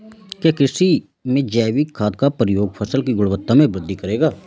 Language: Hindi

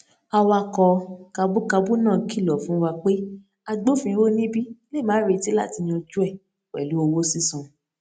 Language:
Yoruba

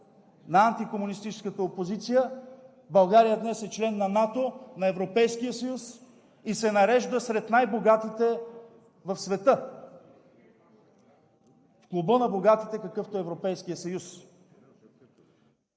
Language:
Bulgarian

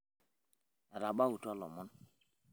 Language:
Masai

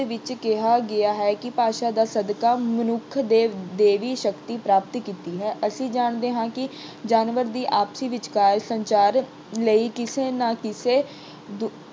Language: Punjabi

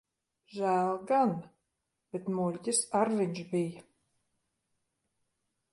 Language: Latvian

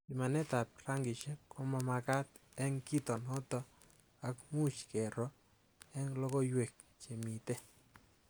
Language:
Kalenjin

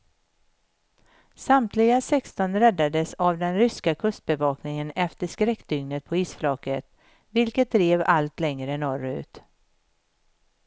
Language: Swedish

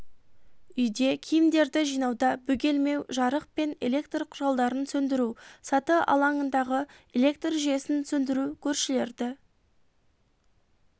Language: Kazakh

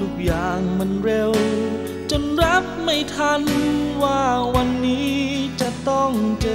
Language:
Thai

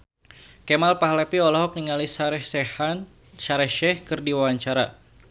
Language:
Sundanese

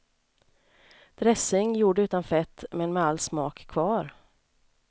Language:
Swedish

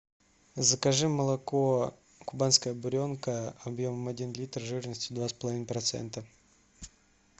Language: Russian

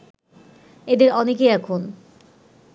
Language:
Bangla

